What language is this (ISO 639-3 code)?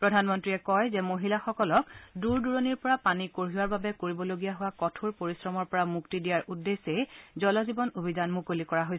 asm